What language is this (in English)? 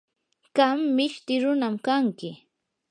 Yanahuanca Pasco Quechua